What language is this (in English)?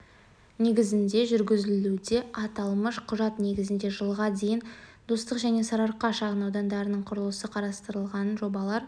Kazakh